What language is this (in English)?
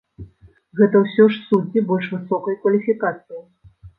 Belarusian